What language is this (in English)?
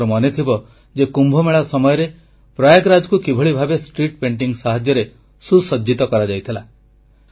Odia